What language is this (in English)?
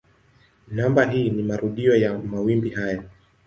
Swahili